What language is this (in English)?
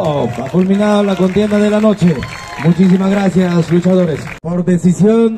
Spanish